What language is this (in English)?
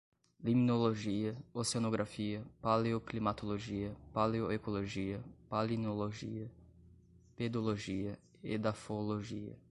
Portuguese